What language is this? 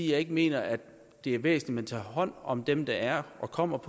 Danish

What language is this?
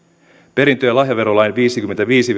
Finnish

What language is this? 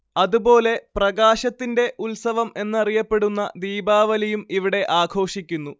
Malayalam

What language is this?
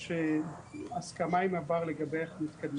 Hebrew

